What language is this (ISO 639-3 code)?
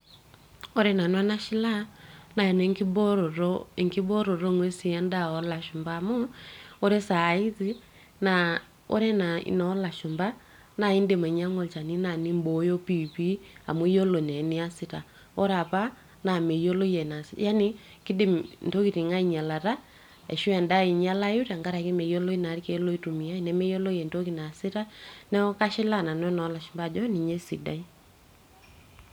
mas